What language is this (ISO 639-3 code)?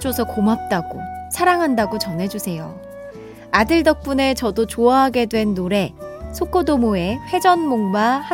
kor